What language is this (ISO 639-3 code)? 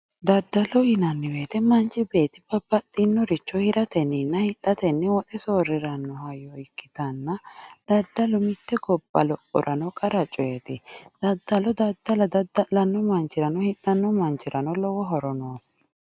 sid